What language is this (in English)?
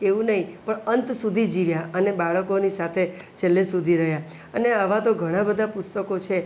Gujarati